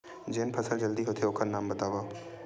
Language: Chhattisgarhi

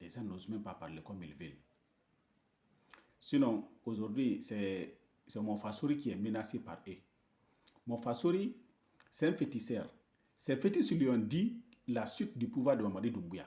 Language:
French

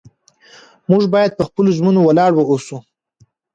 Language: Pashto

